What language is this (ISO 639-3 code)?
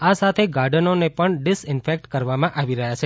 guj